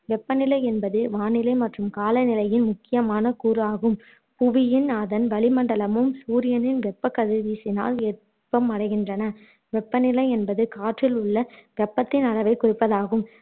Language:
Tamil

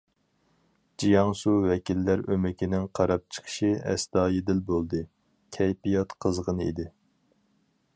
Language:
Uyghur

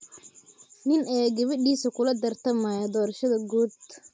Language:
Somali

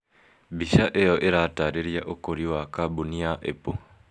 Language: Kikuyu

